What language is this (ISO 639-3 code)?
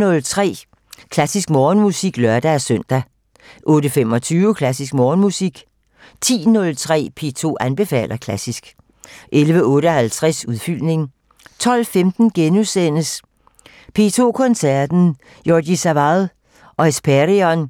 dan